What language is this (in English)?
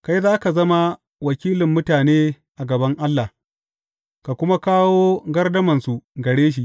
Hausa